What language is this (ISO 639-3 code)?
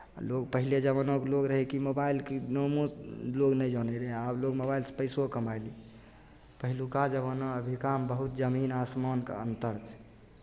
mai